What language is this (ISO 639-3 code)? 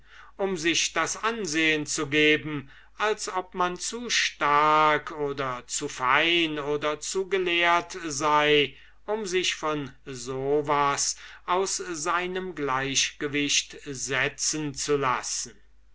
deu